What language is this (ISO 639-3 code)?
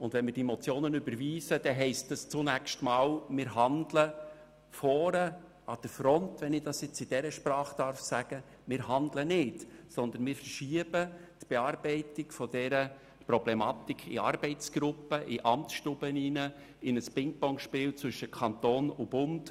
gsw